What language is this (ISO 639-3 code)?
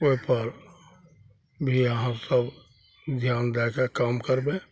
mai